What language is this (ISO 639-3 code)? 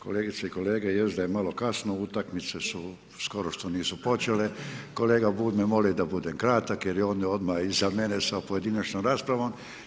hrv